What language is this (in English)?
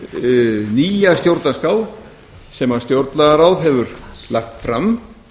Icelandic